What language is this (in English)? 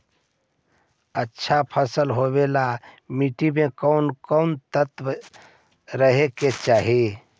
Magahi